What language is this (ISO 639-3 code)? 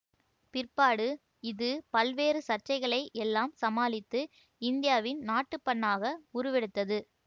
tam